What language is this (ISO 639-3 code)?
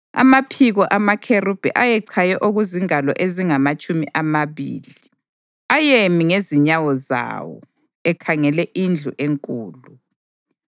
nde